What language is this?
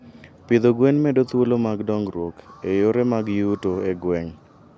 Luo (Kenya and Tanzania)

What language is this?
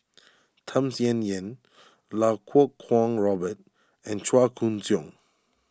English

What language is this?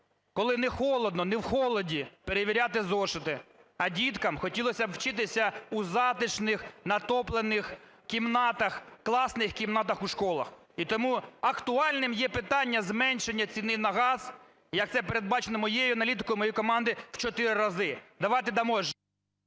Ukrainian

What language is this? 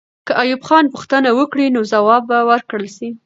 Pashto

